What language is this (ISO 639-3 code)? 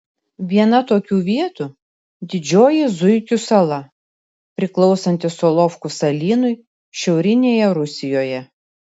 lit